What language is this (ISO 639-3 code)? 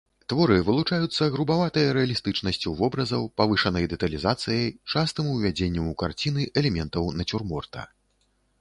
bel